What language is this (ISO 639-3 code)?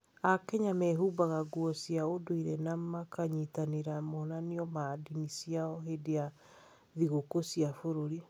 kik